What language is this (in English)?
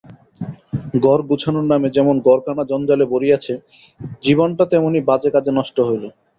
Bangla